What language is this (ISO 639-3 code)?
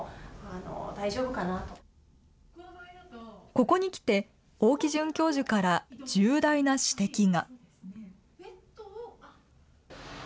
jpn